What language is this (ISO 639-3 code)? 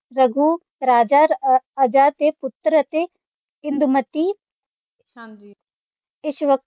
pan